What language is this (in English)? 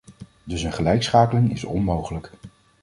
Dutch